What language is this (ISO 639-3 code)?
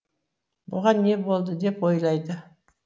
kaz